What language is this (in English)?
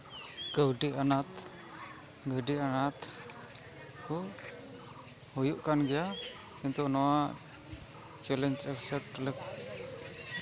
Santali